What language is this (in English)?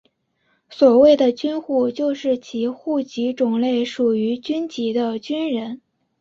Chinese